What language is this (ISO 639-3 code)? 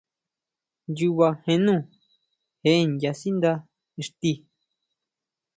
mau